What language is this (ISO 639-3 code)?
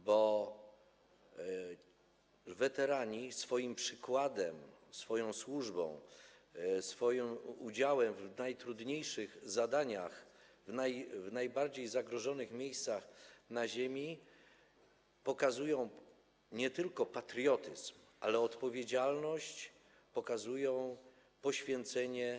pol